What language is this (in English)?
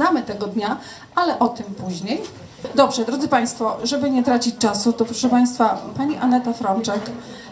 Polish